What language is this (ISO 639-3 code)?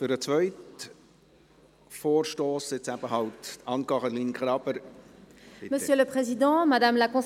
gsw